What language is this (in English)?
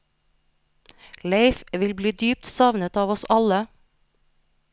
Norwegian